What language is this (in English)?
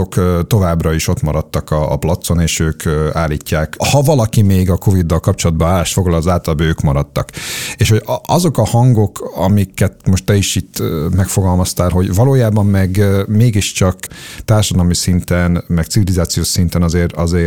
Hungarian